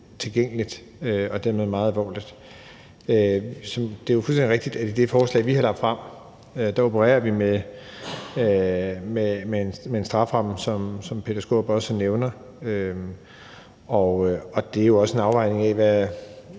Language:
Danish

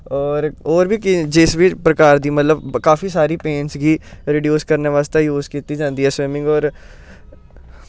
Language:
Dogri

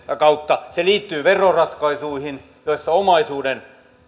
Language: Finnish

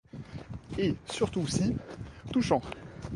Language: French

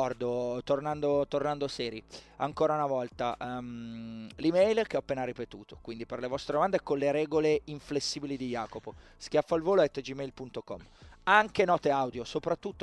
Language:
Italian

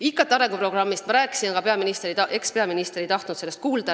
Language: Estonian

